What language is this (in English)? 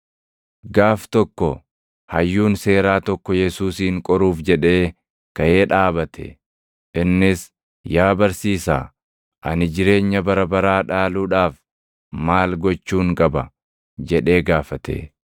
Oromo